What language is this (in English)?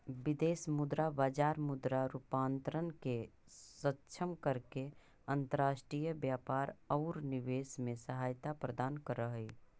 Magahi